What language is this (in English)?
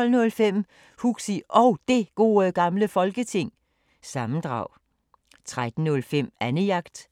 Danish